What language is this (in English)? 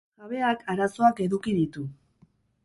Basque